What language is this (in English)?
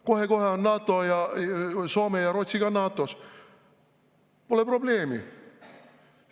Estonian